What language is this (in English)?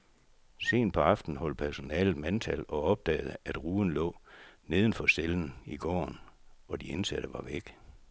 Danish